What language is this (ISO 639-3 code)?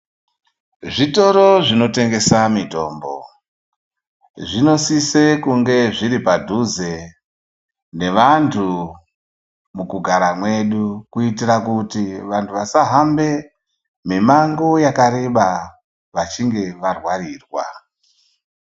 ndc